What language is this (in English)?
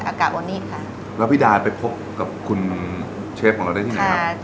Thai